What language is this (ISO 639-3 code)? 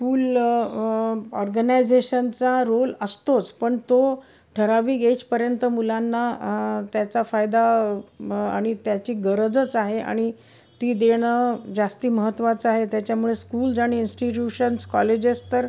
mar